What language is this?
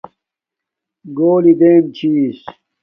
Domaaki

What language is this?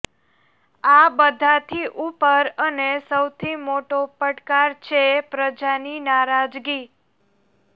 Gujarati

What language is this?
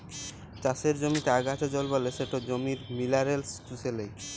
Bangla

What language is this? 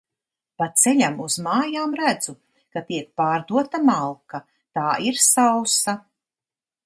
Latvian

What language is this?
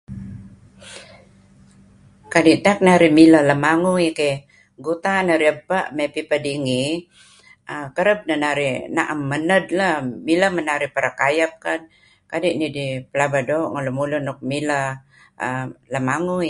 Kelabit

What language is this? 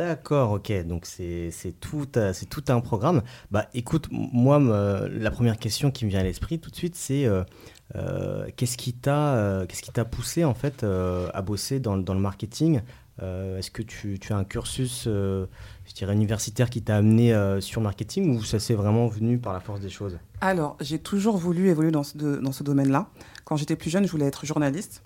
French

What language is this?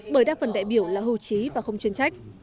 Vietnamese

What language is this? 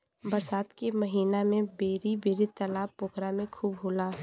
Bhojpuri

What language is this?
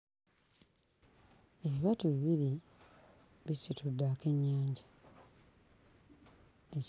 Ganda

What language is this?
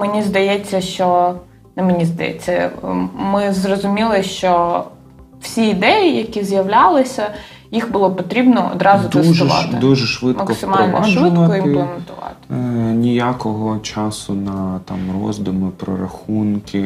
Ukrainian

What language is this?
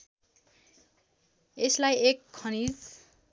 Nepali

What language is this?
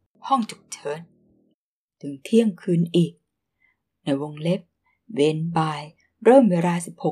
Thai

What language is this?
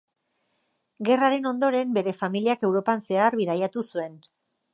Basque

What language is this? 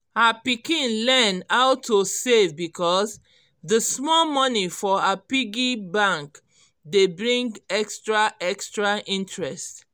Nigerian Pidgin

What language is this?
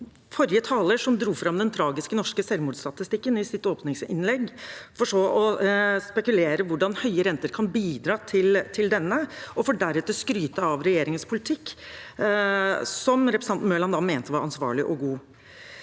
Norwegian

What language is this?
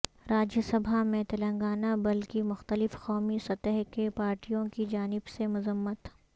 Urdu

